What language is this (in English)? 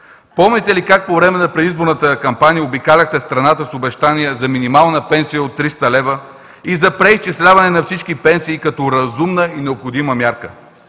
Bulgarian